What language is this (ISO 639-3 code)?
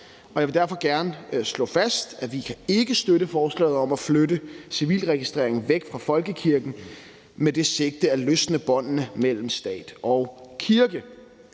dan